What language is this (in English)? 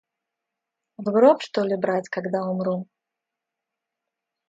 Russian